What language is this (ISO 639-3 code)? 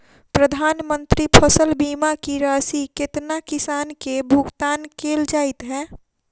mai